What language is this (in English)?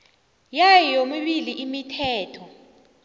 South Ndebele